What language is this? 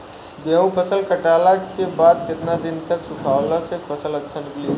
Bhojpuri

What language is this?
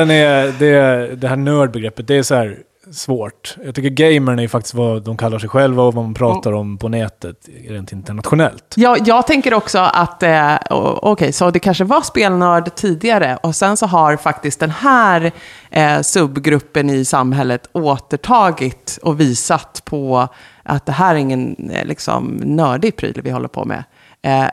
Swedish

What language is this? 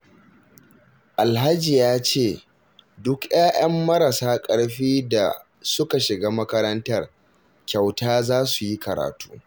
Hausa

